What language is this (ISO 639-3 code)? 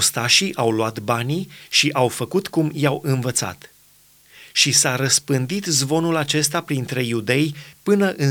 ron